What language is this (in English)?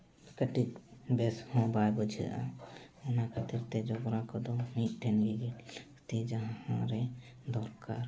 Santali